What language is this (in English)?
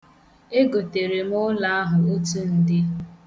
Igbo